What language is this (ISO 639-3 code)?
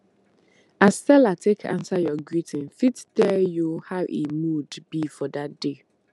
pcm